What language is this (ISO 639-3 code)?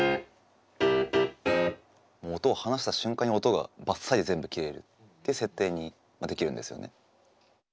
jpn